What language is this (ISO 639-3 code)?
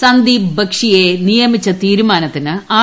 mal